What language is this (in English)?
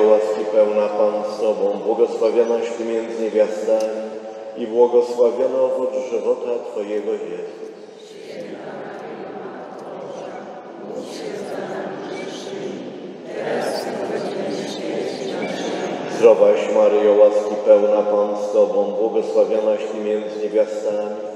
Polish